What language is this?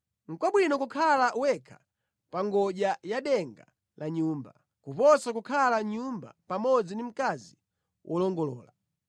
Nyanja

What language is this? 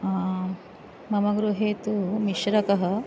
Sanskrit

